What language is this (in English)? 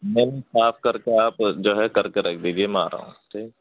Urdu